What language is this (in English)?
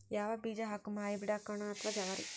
Kannada